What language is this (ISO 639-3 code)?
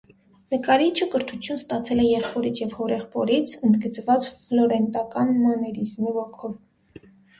hye